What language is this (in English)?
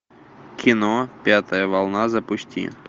Russian